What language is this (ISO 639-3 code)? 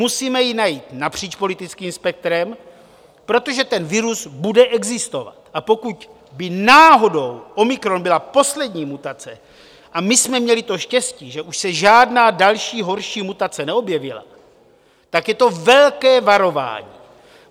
ces